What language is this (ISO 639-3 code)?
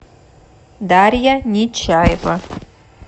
rus